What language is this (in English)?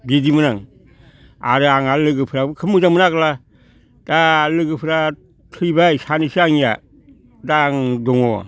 Bodo